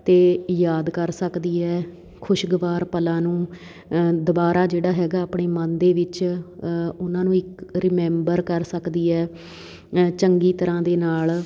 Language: Punjabi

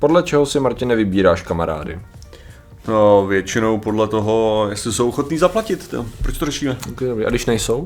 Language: Czech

